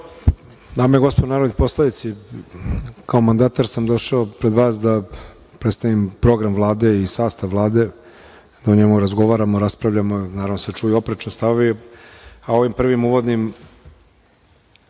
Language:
Serbian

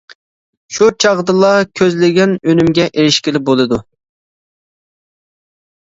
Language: Uyghur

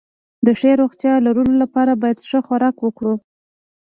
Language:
Pashto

